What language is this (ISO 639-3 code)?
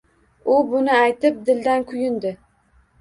uzb